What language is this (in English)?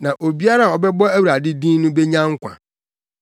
Akan